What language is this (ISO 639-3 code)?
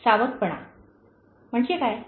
mar